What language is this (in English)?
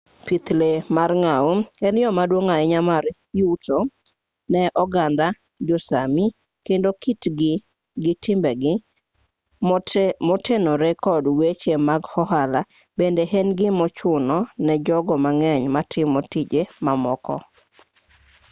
Luo (Kenya and Tanzania)